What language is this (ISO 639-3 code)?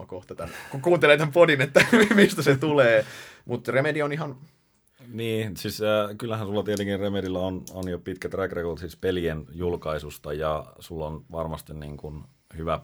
fin